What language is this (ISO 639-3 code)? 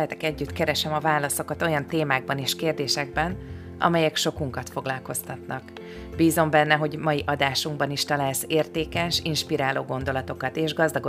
hun